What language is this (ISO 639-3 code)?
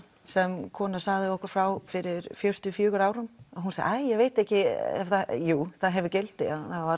isl